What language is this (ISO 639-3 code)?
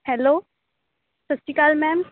pan